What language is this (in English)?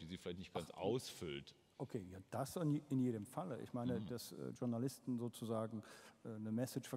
German